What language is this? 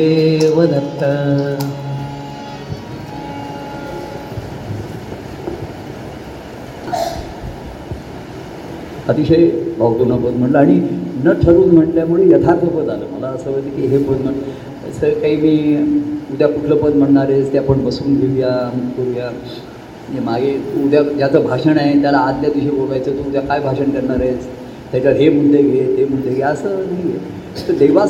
Marathi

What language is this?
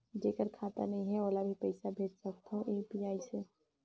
Chhattisgarhi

